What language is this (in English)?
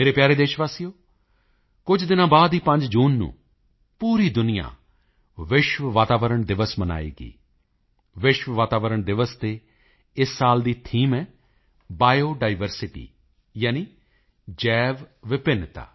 Punjabi